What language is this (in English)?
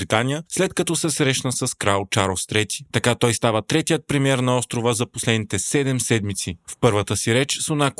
Bulgarian